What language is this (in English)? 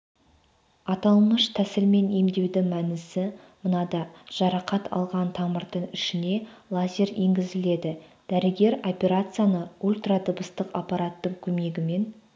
Kazakh